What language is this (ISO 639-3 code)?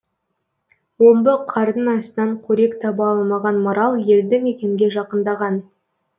kaz